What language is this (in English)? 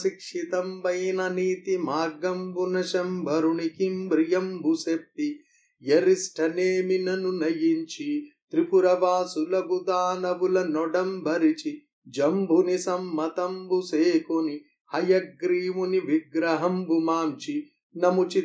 Telugu